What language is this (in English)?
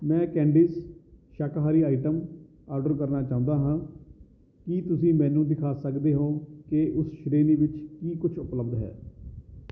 Punjabi